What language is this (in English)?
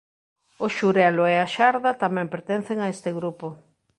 Galician